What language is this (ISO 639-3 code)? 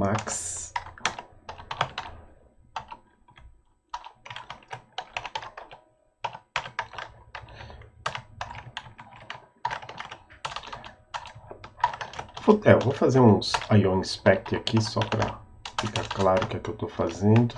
por